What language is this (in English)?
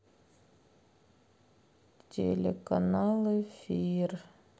Russian